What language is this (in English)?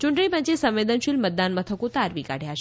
Gujarati